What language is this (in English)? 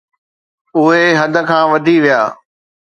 Sindhi